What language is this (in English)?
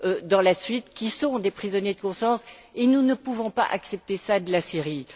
French